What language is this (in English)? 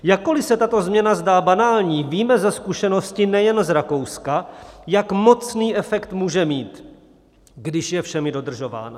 Czech